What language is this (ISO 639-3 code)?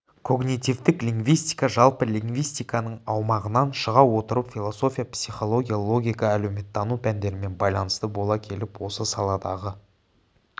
kaz